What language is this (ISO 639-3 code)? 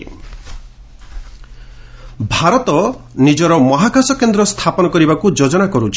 ori